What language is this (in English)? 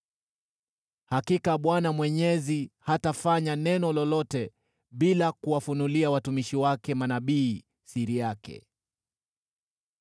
Swahili